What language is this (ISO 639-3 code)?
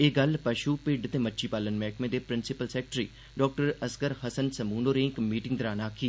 doi